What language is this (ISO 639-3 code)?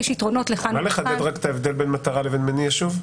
heb